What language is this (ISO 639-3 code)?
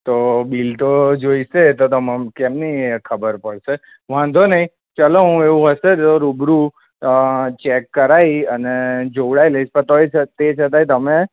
guj